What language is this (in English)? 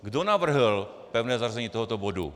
Czech